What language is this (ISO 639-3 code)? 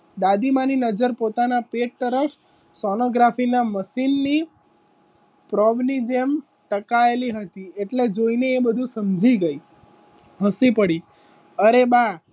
guj